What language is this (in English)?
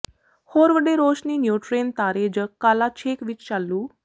Punjabi